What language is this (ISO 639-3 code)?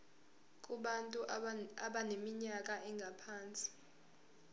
zul